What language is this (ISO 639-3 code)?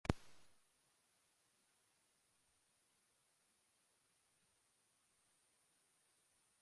eus